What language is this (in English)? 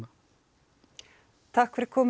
Icelandic